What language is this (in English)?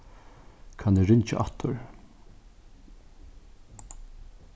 Faroese